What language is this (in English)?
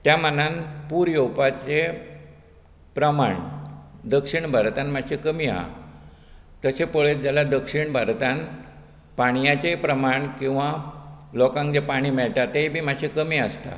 Konkani